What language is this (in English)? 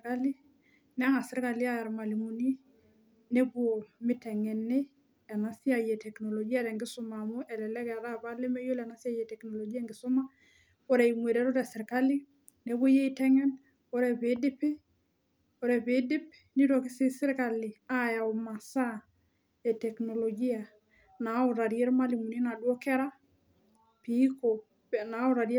Masai